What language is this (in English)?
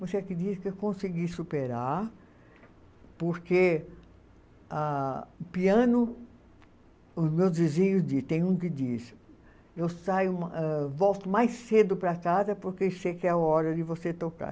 Portuguese